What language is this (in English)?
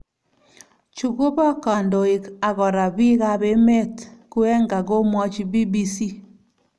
Kalenjin